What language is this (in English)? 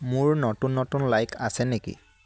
Assamese